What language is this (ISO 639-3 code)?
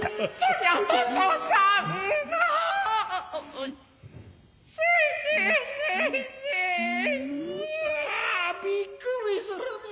jpn